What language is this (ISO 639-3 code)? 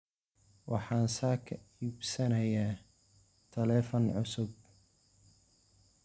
som